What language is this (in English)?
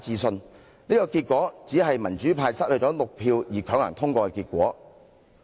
Cantonese